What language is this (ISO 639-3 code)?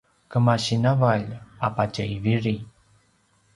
pwn